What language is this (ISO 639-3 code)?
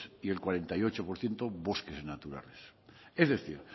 spa